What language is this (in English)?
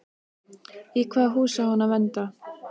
Icelandic